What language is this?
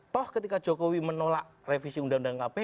Indonesian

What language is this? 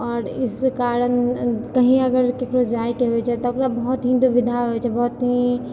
Maithili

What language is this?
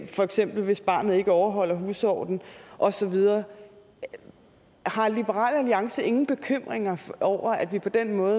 Danish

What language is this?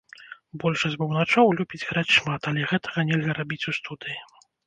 Belarusian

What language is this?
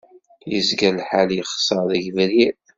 Kabyle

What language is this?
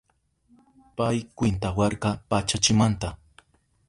Southern Pastaza Quechua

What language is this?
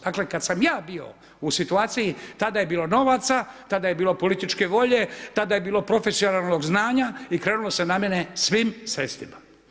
Croatian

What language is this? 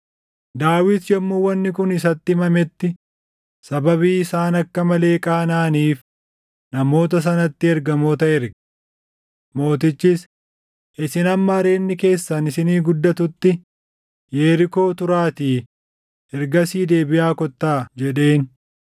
Oromo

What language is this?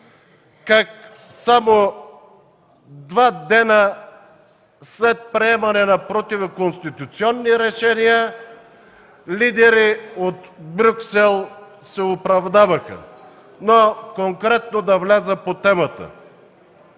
Bulgarian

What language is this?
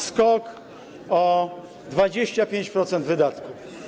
Polish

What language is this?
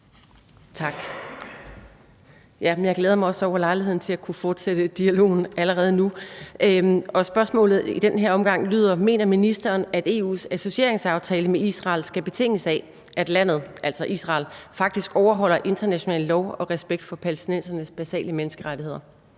Danish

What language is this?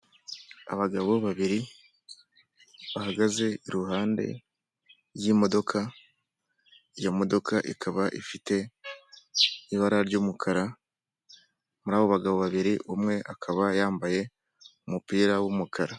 Kinyarwanda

